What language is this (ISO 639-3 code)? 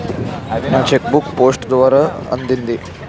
tel